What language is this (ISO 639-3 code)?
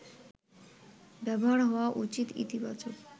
ben